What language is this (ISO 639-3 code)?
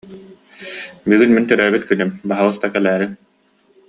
sah